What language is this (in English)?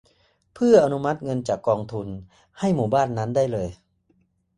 Thai